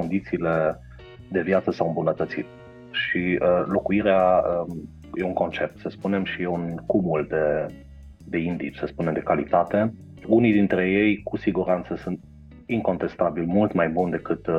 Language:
Romanian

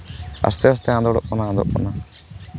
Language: Santali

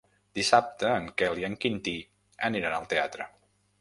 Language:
Catalan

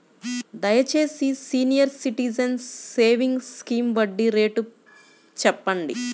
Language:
Telugu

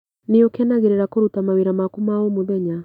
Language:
Kikuyu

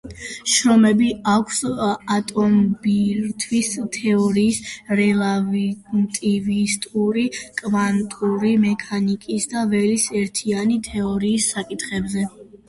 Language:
Georgian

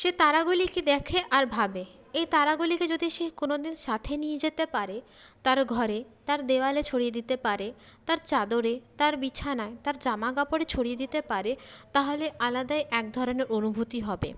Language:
Bangla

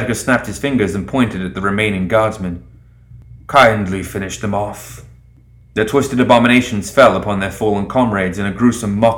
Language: English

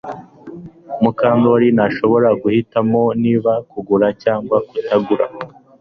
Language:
Kinyarwanda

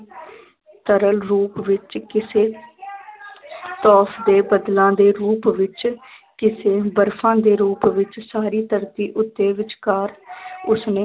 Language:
Punjabi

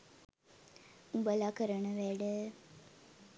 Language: Sinhala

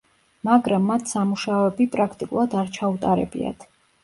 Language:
Georgian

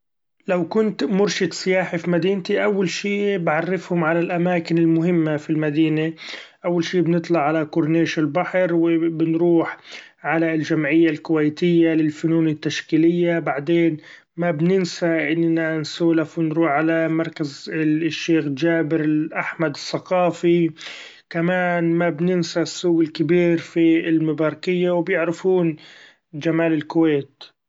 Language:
Gulf Arabic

